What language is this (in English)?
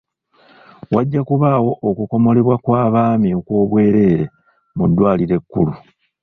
Ganda